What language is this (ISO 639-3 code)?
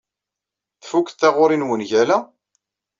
kab